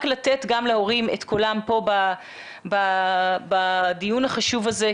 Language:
Hebrew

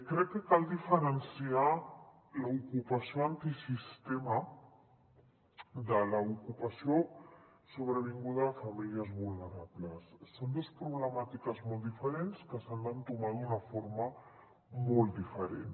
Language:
Catalan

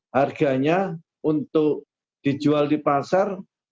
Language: Indonesian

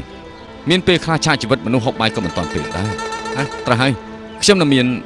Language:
Thai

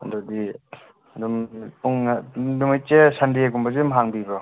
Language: Manipuri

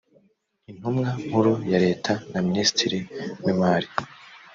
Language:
Kinyarwanda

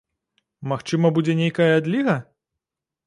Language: Belarusian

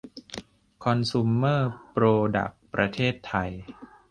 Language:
Thai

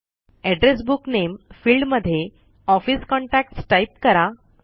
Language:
Marathi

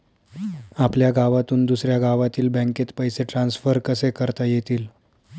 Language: Marathi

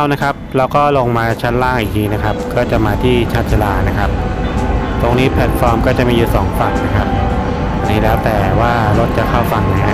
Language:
Thai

